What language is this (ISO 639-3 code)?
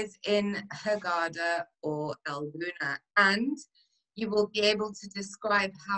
eng